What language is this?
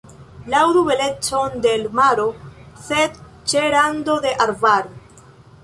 Esperanto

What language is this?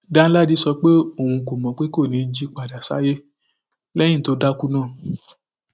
Yoruba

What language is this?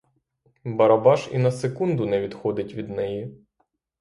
Ukrainian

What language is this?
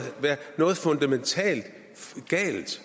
Danish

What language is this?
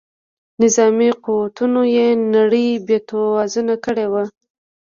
Pashto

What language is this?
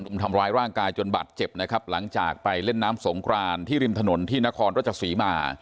Thai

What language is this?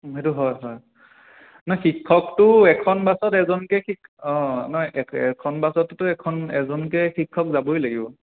Assamese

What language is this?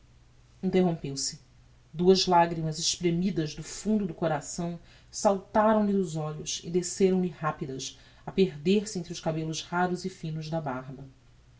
Portuguese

